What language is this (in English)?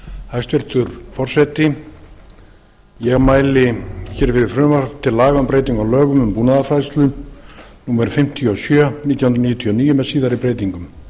Icelandic